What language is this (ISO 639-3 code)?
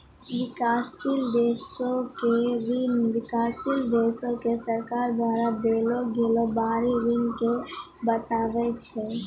mai